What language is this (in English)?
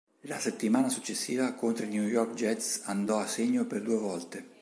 Italian